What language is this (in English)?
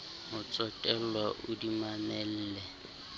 Southern Sotho